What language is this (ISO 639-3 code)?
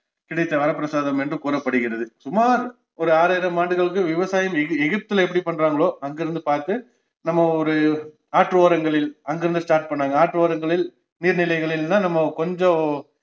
tam